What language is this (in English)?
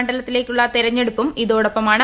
Malayalam